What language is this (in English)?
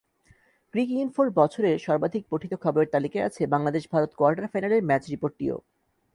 Bangla